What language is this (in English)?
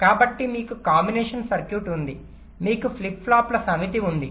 Telugu